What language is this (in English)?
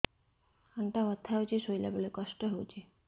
Odia